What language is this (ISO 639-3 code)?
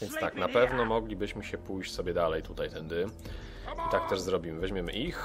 pol